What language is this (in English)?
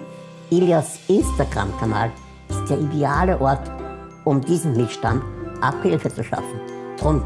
German